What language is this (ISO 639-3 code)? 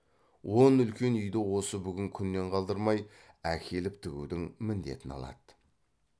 kaz